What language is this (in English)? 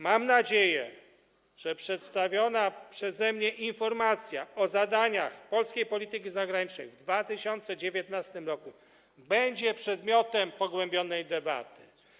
Polish